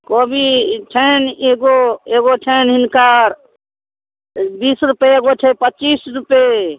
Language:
Maithili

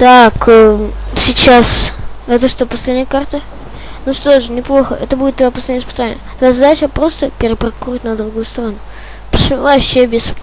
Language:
Russian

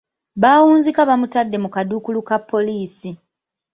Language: Ganda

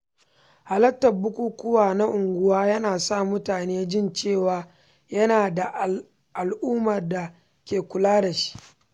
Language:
Hausa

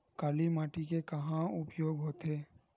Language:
Chhattisgarhi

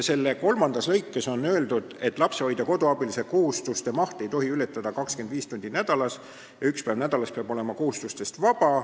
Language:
Estonian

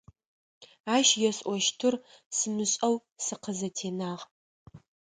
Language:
Adyghe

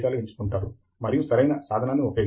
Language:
Telugu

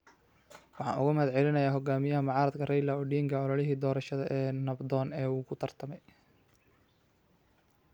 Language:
Somali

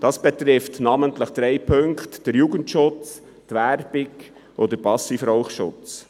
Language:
Swiss German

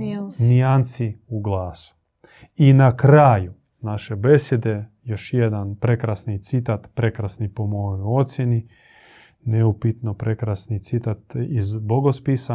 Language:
Croatian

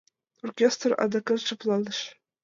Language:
Mari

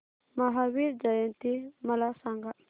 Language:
Marathi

